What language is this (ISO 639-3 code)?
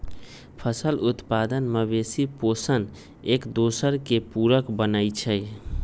mag